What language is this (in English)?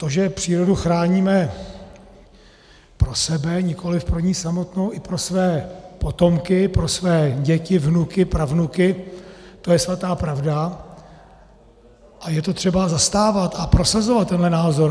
Czech